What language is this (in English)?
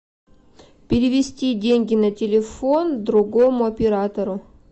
Russian